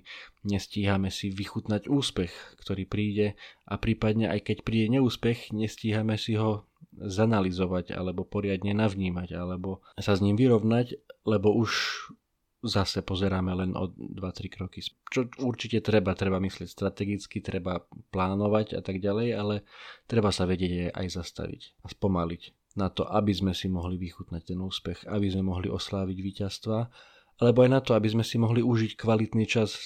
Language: Slovak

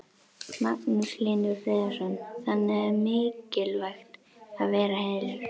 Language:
Icelandic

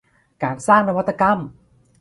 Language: Thai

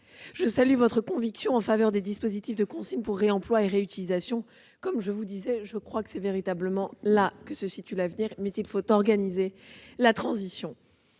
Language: French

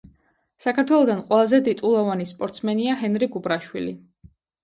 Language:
Georgian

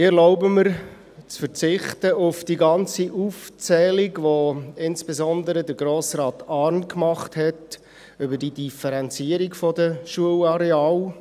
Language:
Swiss German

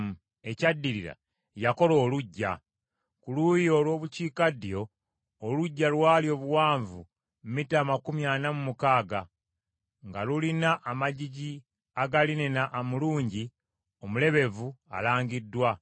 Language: Ganda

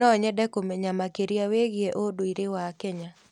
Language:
Kikuyu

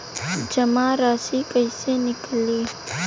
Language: Bhojpuri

